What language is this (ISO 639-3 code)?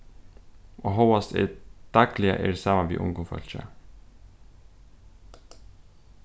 fao